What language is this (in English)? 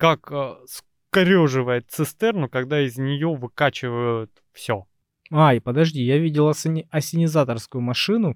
Russian